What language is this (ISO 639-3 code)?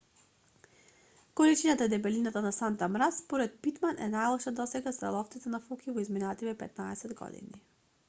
mkd